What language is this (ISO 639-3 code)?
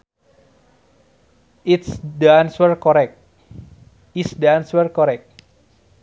sun